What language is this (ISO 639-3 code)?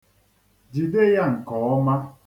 ibo